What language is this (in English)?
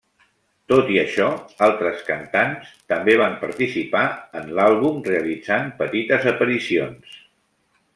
Catalan